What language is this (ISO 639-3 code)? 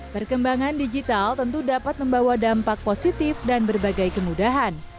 ind